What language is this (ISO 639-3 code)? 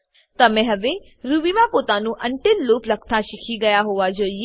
guj